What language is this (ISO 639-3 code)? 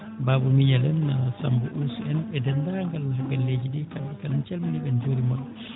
ful